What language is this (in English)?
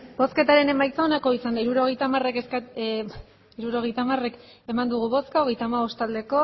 Basque